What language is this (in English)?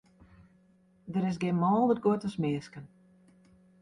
Western Frisian